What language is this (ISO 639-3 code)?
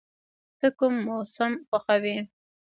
pus